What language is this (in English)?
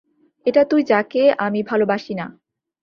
Bangla